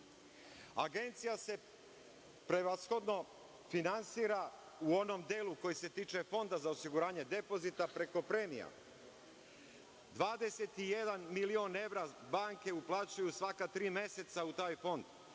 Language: Serbian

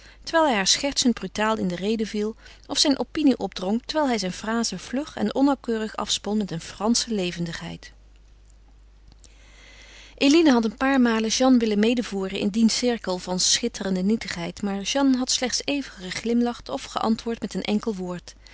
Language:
Dutch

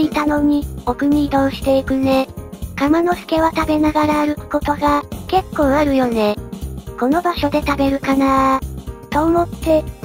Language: Japanese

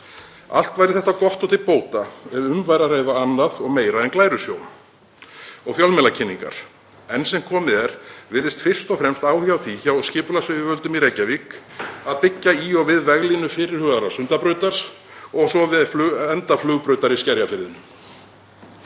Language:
Icelandic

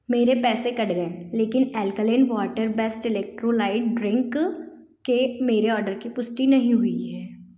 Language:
Hindi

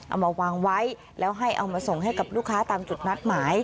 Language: Thai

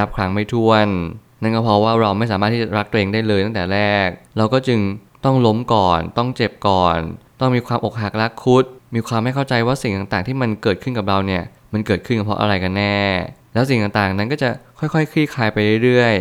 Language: Thai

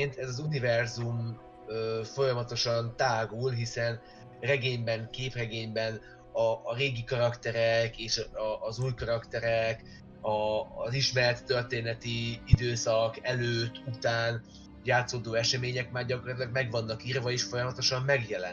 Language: Hungarian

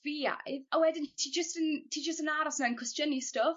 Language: Welsh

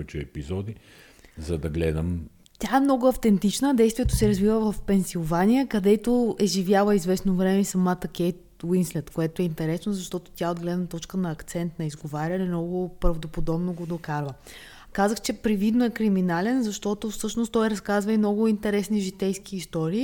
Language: Bulgarian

